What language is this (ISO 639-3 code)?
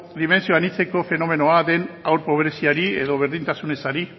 eus